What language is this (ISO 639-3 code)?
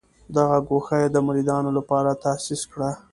pus